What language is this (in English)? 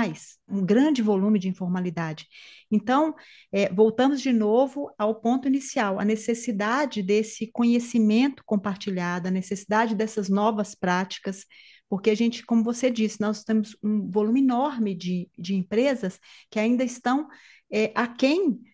Portuguese